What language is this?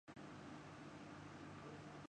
Urdu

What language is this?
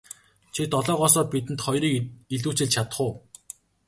Mongolian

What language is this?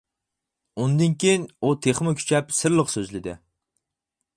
Uyghur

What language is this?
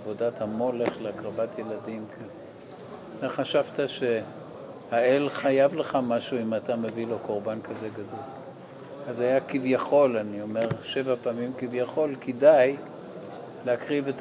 Hebrew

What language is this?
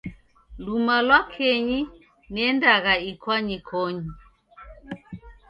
Taita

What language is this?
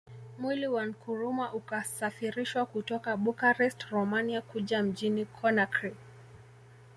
Swahili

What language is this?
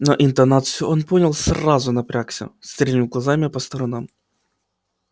Russian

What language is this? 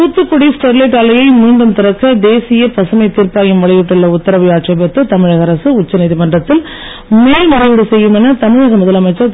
Tamil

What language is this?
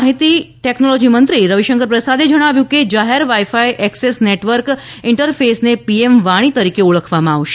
Gujarati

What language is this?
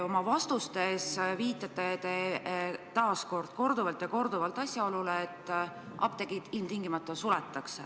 Estonian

